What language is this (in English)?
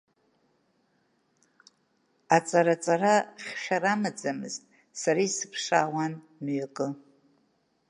Abkhazian